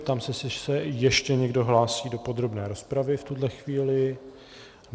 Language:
Czech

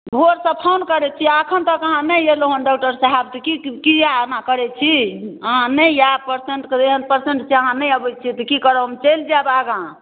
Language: Maithili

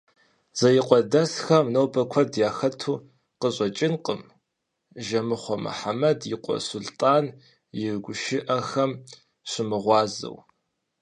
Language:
Kabardian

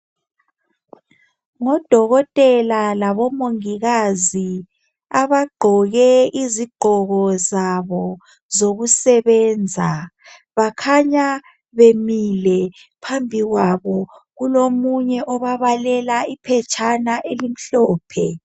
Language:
North Ndebele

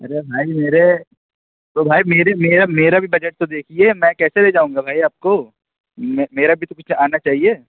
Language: Urdu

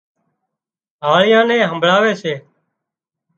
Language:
Wadiyara Koli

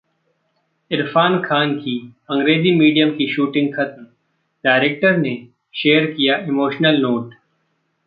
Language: Hindi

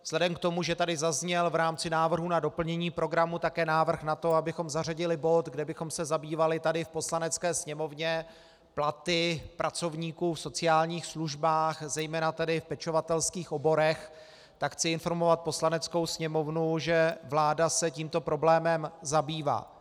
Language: Czech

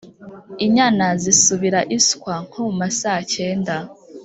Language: Kinyarwanda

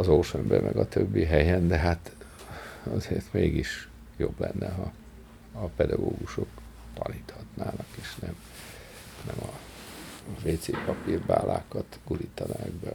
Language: Hungarian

